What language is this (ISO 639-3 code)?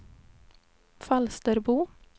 swe